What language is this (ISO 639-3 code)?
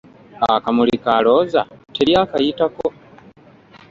lug